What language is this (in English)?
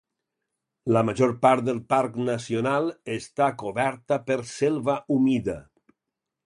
Catalan